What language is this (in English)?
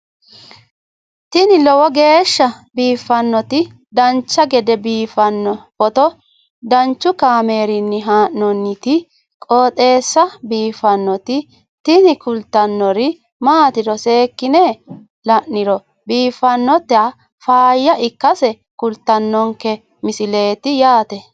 Sidamo